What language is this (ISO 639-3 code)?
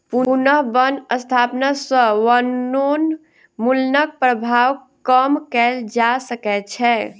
mai